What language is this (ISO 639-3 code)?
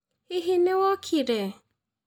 kik